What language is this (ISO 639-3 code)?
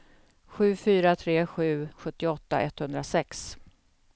swe